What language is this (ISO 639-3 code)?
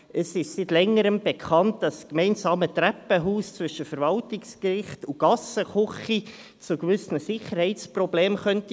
gsw